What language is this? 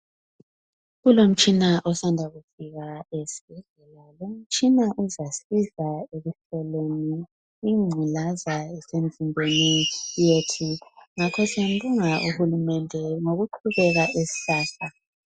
North Ndebele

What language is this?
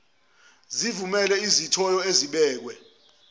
Zulu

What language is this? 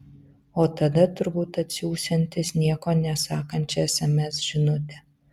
Lithuanian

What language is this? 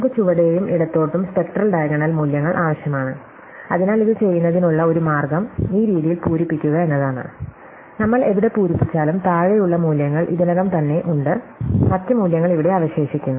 Malayalam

